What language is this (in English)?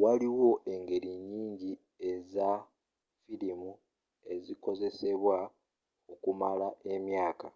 Ganda